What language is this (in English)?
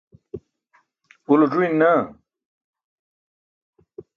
Burushaski